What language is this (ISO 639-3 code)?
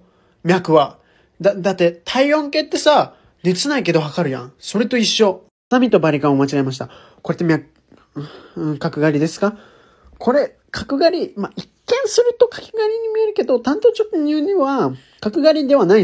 jpn